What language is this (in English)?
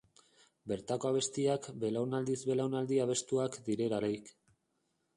Basque